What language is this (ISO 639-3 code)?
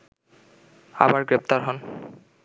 ben